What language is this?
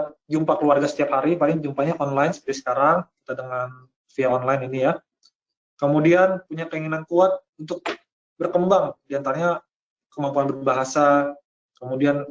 Indonesian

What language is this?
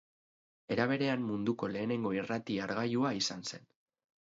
Basque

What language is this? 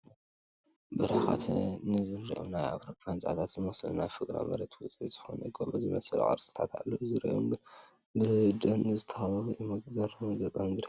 Tigrinya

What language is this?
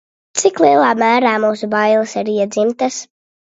Latvian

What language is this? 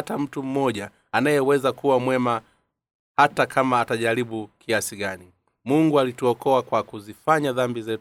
Swahili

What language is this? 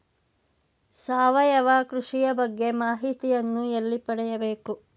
Kannada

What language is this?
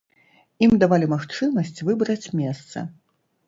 Belarusian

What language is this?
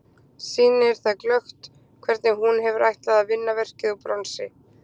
Icelandic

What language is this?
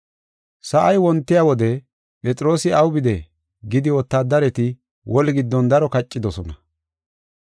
Gofa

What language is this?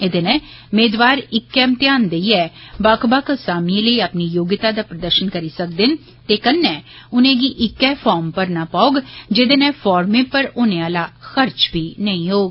Dogri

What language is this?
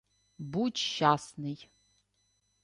Ukrainian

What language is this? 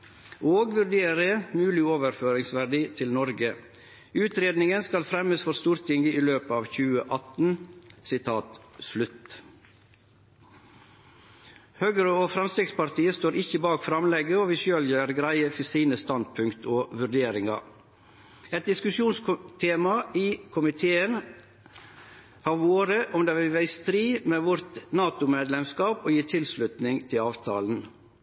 Norwegian Nynorsk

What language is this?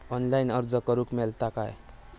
Marathi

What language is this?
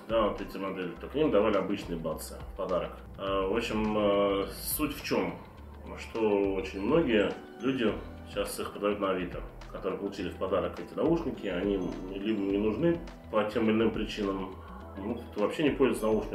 Russian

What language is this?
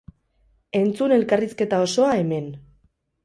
Basque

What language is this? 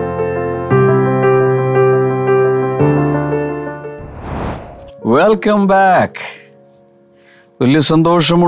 Malayalam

